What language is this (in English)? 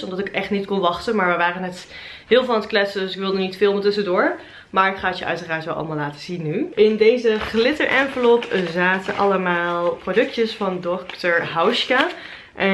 Dutch